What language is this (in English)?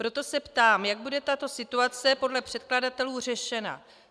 Czech